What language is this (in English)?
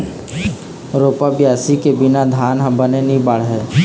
Chhattisgarhi